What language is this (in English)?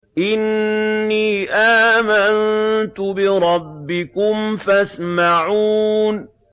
Arabic